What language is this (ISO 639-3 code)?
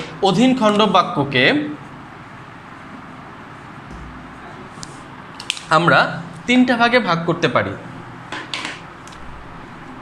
hin